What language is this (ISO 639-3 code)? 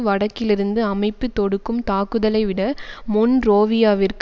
tam